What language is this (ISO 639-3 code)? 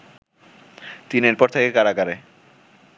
ben